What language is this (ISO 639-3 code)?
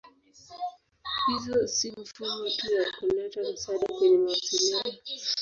swa